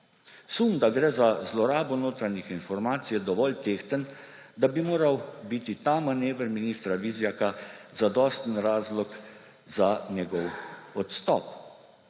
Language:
Slovenian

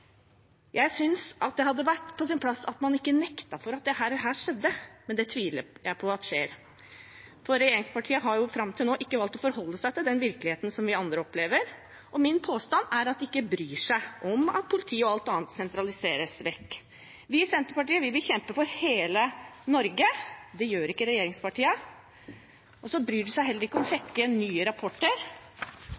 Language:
Norwegian Bokmål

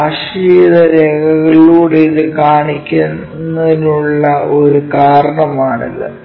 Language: Malayalam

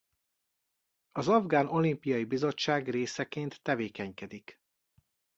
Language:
Hungarian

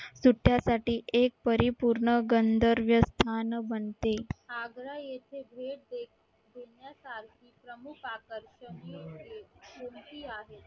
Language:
Marathi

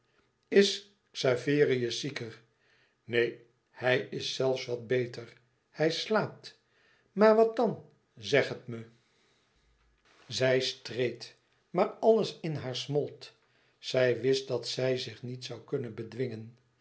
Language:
Dutch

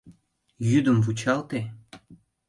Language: Mari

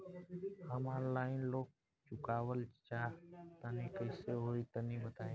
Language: Bhojpuri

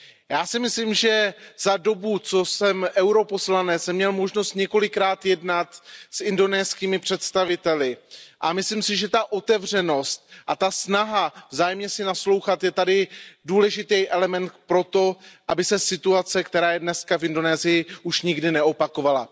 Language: Czech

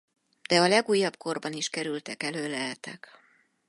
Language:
Hungarian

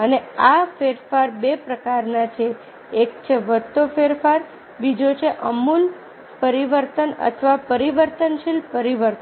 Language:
Gujarati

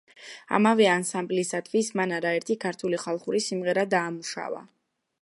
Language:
Georgian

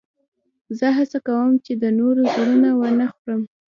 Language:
Pashto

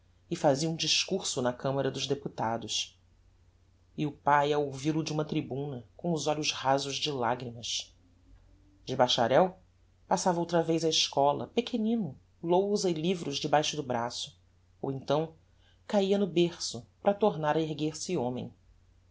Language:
Portuguese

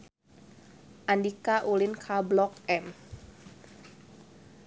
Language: Sundanese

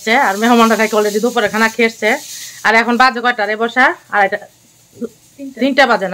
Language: Arabic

